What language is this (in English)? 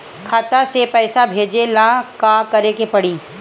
Bhojpuri